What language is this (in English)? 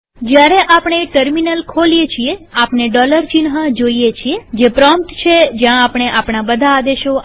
Gujarati